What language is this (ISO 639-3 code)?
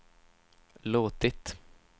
swe